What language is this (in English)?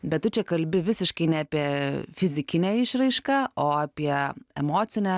Lithuanian